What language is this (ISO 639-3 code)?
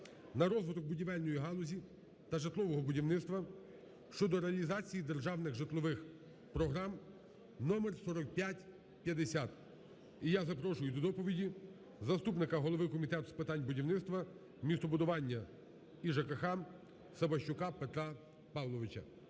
ukr